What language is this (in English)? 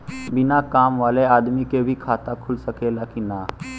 Bhojpuri